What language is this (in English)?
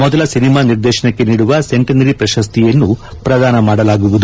Kannada